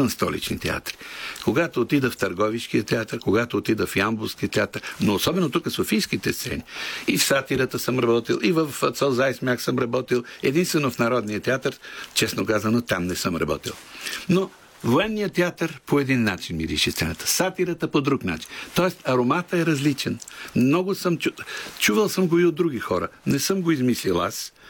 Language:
Bulgarian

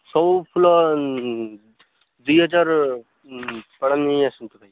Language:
Odia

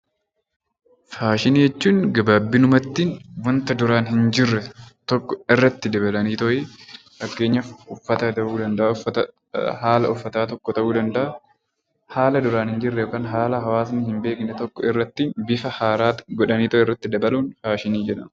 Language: Oromo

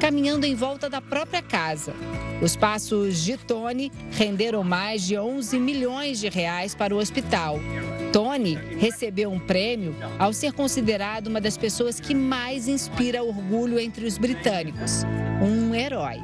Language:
Portuguese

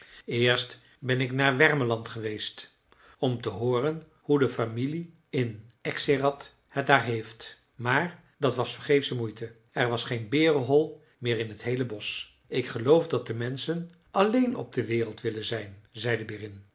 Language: Dutch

